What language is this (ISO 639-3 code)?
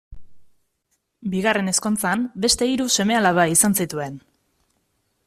eus